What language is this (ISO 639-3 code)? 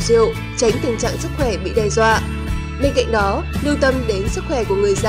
vie